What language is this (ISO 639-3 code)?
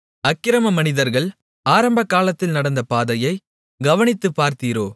tam